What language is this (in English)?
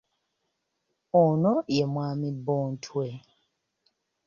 Ganda